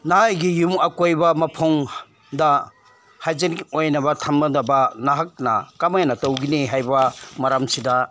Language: Manipuri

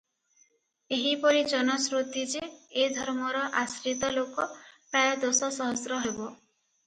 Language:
Odia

